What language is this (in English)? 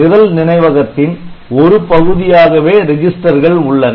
Tamil